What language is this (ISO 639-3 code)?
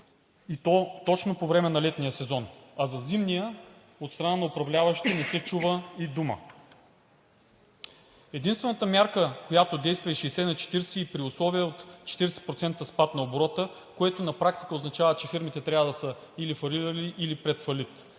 bul